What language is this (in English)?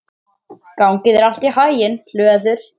Icelandic